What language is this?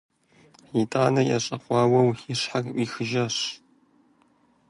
Kabardian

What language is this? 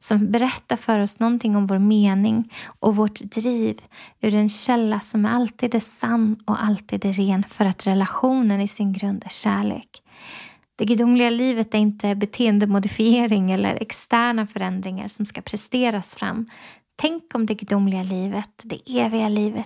Swedish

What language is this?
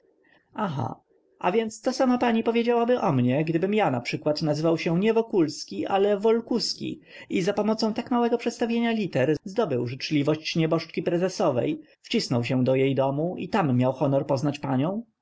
Polish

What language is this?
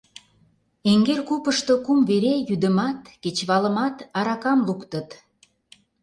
Mari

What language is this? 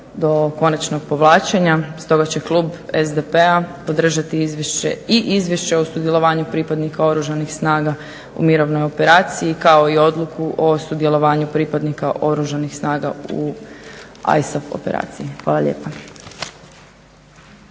Croatian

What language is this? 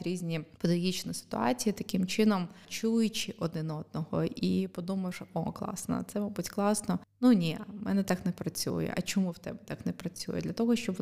Ukrainian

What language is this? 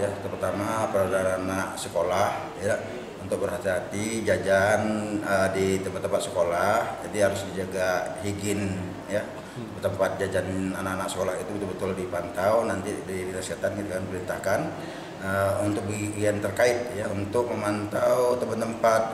Indonesian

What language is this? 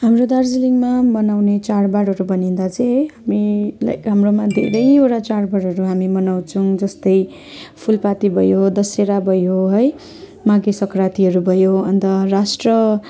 Nepali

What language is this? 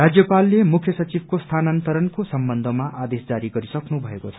Nepali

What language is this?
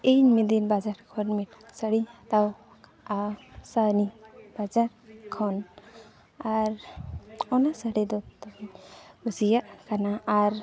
Santali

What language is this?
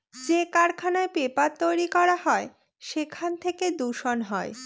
Bangla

